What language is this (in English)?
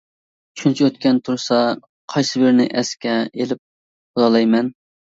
Uyghur